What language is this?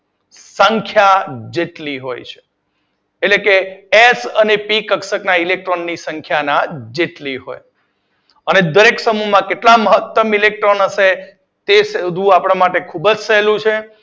Gujarati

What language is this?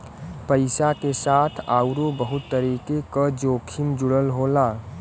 Bhojpuri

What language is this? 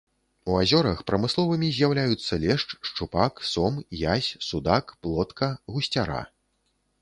Belarusian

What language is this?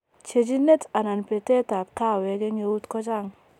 Kalenjin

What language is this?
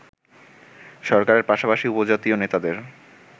Bangla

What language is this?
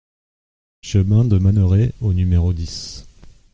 French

